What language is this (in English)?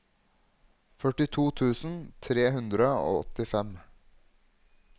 Norwegian